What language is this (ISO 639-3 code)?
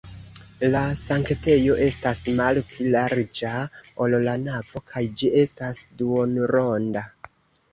epo